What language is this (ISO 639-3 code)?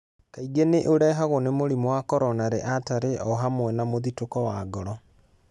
kik